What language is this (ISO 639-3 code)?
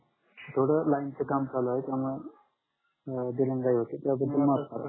mar